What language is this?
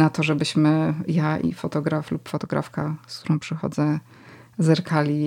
Polish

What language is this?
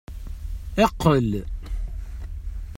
Kabyle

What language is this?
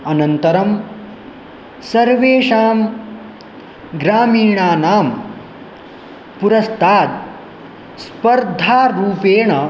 Sanskrit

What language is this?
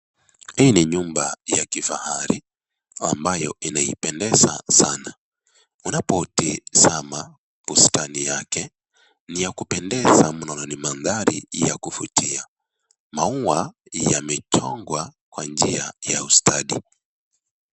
Swahili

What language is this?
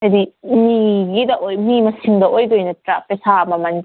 Manipuri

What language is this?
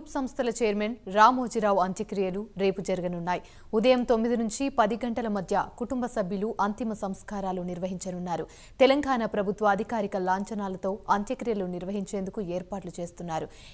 Telugu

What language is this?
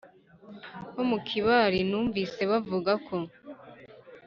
Kinyarwanda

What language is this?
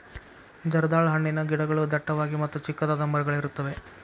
Kannada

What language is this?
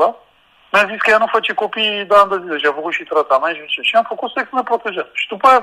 Romanian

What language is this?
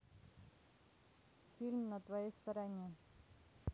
Russian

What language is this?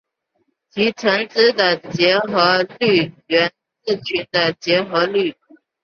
Chinese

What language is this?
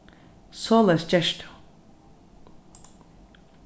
Faroese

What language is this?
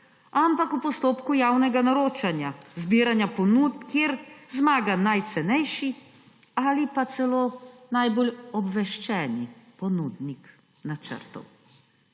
Slovenian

